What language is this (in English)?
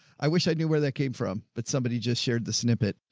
English